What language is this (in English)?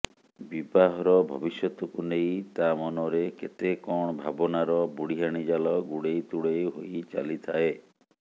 Odia